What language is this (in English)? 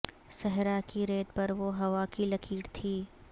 Urdu